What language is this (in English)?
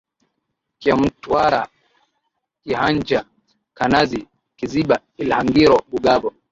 Swahili